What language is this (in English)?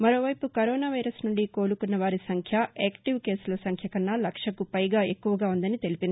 Telugu